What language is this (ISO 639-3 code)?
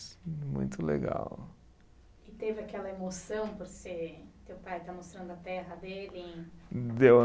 por